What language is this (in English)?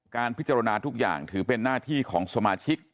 Thai